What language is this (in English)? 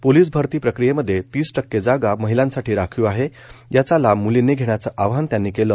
Marathi